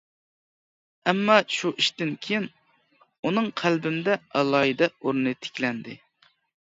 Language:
Uyghur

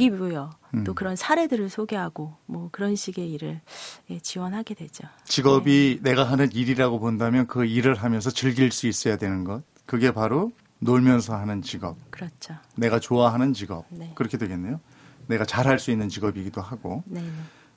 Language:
Korean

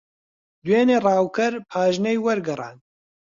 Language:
Central Kurdish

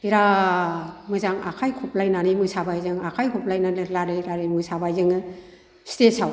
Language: Bodo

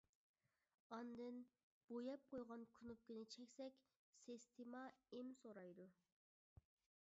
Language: Uyghur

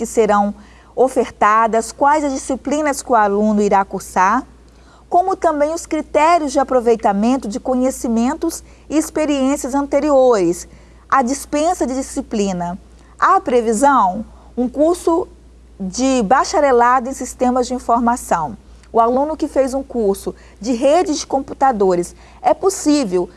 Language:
Portuguese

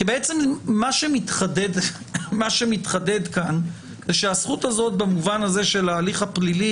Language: Hebrew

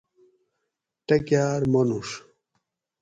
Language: Gawri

